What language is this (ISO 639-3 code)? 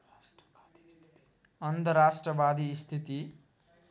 nep